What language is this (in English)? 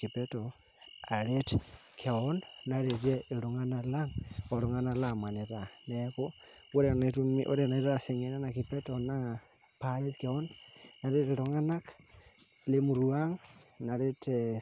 Masai